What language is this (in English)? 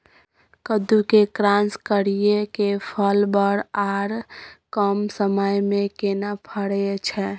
Maithili